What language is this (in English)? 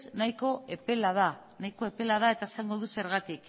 Basque